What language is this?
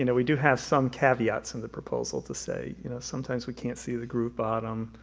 English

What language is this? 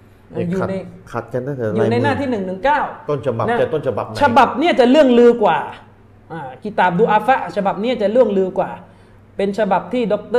Thai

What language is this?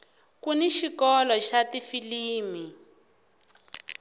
Tsonga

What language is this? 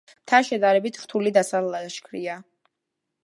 Georgian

